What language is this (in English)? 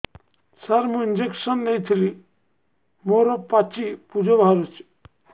Odia